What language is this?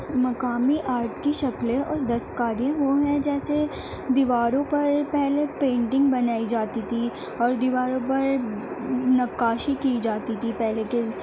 Urdu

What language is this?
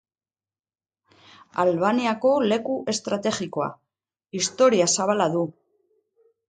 Basque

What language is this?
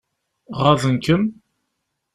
Kabyle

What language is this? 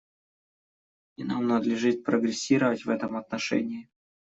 Russian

